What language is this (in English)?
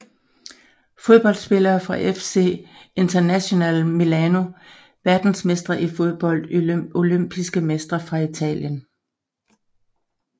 Danish